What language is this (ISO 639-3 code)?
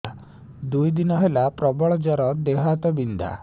ori